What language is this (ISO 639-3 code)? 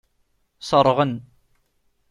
kab